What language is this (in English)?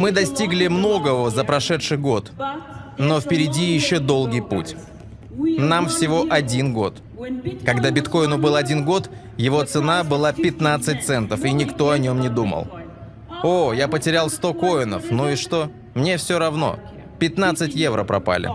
Russian